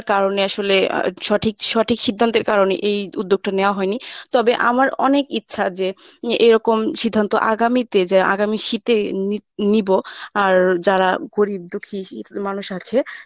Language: Bangla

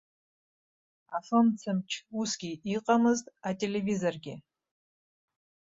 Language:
Abkhazian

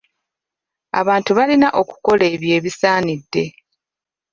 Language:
Ganda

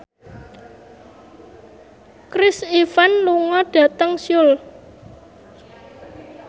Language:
Javanese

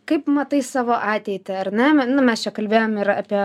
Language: Lithuanian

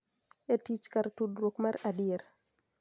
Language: Luo (Kenya and Tanzania)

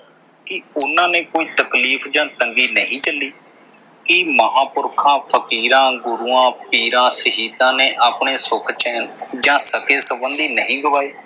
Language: Punjabi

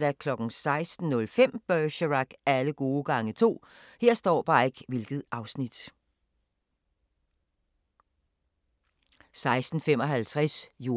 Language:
Danish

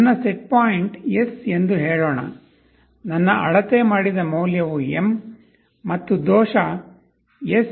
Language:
Kannada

